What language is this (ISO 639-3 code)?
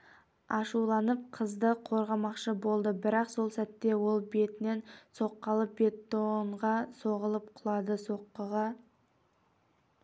kaz